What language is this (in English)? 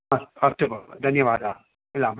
Sanskrit